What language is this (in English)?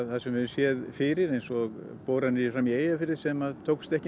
Icelandic